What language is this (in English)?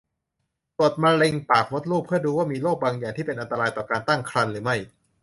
Thai